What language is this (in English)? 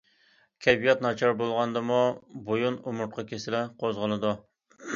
Uyghur